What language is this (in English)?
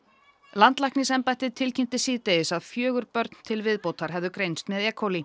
Icelandic